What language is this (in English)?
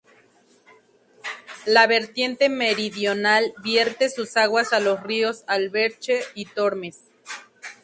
Spanish